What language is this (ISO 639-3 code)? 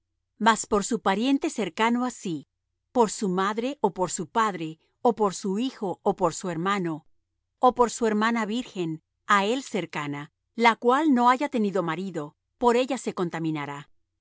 spa